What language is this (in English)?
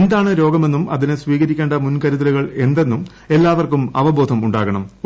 Malayalam